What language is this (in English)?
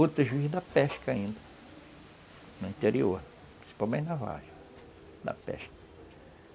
Portuguese